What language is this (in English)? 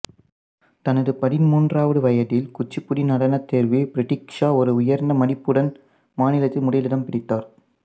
Tamil